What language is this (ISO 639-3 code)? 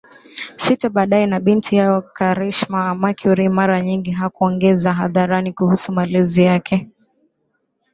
swa